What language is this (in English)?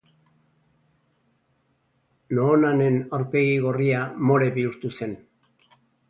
Basque